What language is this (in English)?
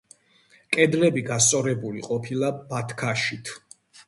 Georgian